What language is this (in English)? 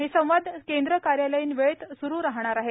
Marathi